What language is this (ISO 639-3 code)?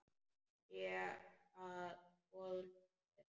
isl